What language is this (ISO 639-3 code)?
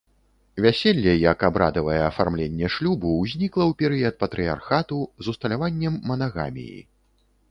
bel